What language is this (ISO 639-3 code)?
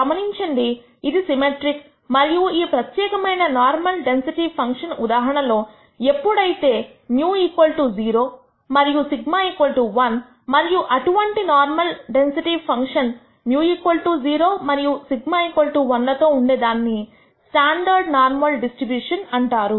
tel